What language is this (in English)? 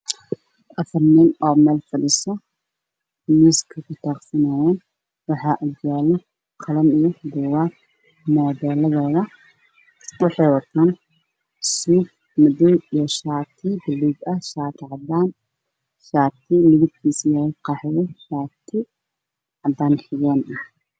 Somali